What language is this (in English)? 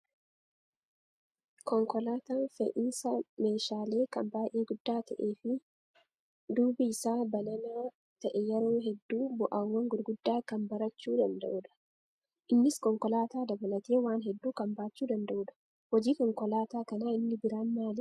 Oromo